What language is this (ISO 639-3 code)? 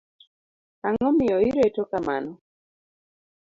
luo